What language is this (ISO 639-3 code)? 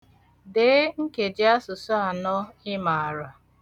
ibo